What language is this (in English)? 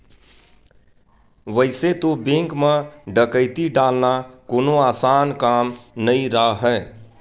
Chhattisgarhi